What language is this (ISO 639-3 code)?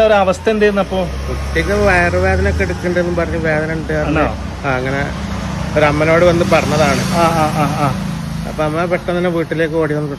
ron